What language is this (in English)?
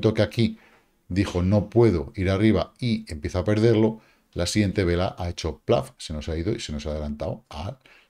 Spanish